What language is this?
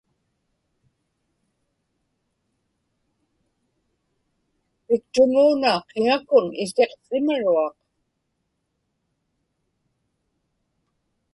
Inupiaq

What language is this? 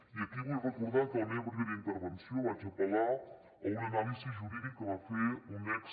Catalan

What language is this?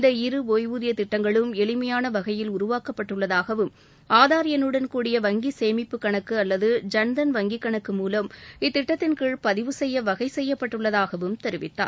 Tamil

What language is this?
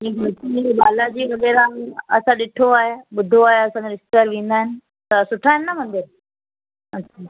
Sindhi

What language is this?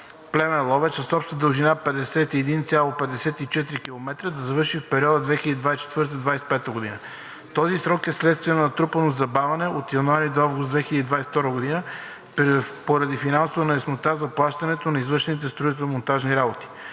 Bulgarian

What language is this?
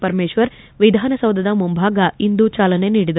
Kannada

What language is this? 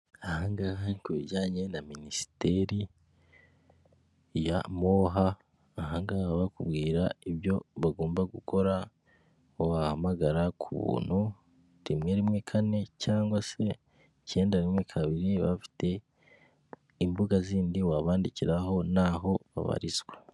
Kinyarwanda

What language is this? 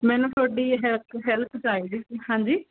Punjabi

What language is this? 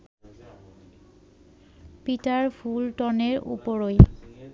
Bangla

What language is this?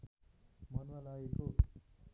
Nepali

